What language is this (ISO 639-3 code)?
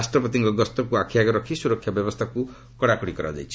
ori